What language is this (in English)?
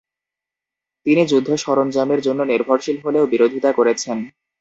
Bangla